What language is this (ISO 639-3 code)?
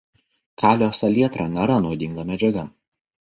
lit